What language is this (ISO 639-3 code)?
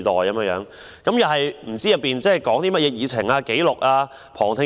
yue